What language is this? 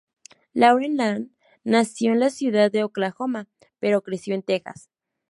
Spanish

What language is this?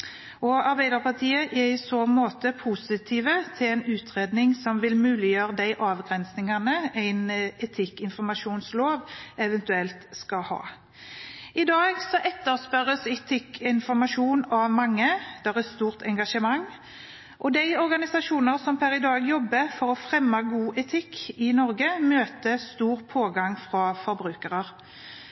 Norwegian Bokmål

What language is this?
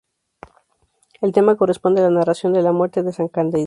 Spanish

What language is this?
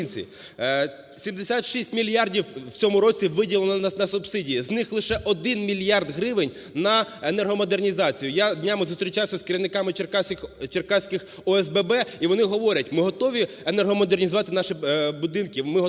Ukrainian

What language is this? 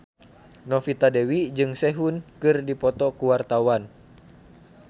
Sundanese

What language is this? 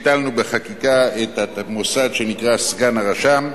Hebrew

